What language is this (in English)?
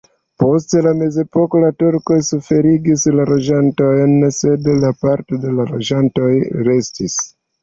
Esperanto